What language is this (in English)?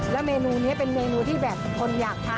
Thai